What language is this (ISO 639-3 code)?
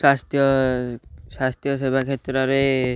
ori